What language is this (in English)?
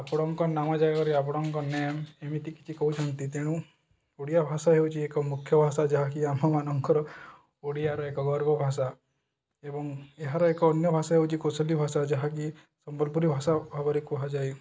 Odia